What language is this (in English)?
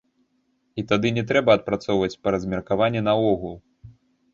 Belarusian